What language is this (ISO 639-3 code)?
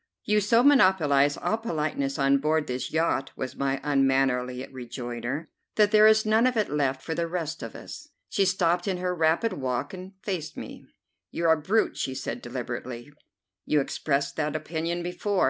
eng